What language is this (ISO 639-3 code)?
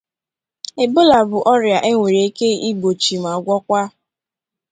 ibo